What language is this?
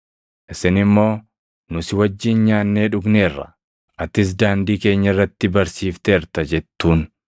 Oromo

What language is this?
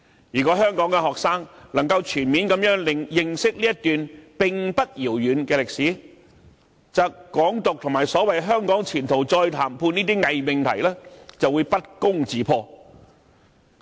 Cantonese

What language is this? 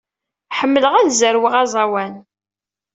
Kabyle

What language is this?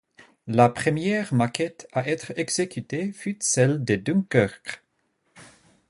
French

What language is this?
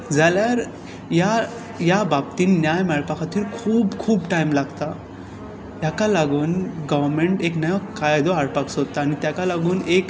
Konkani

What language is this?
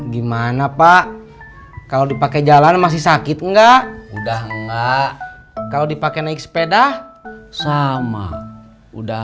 Indonesian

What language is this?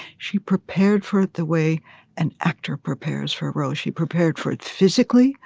English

